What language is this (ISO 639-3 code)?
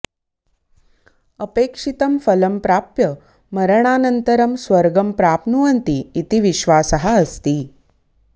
san